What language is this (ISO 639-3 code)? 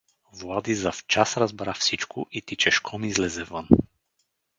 bul